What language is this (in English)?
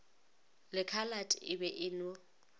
Northern Sotho